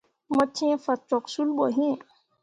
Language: Mundang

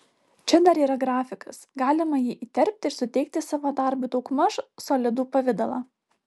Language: Lithuanian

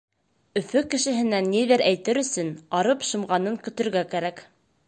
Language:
Bashkir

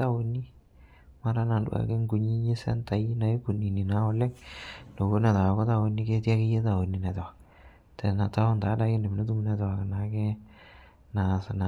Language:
Masai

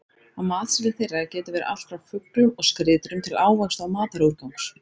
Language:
Icelandic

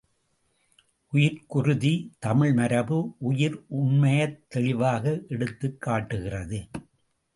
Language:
Tamil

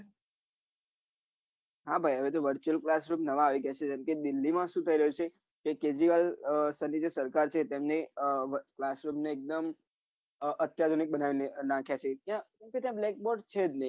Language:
Gujarati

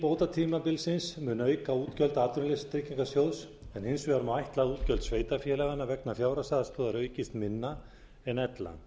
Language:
Icelandic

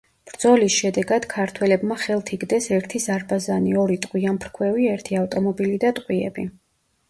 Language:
Georgian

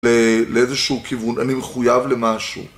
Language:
Hebrew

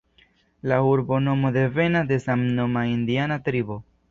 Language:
Esperanto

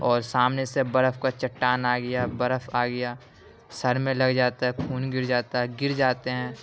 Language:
Urdu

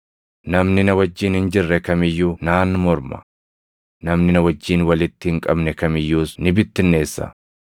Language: Oromo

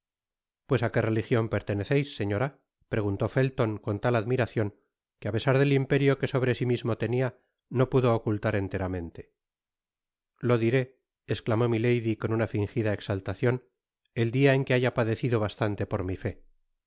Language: Spanish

